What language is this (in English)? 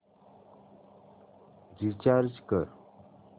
Marathi